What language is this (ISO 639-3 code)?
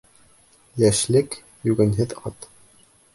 bak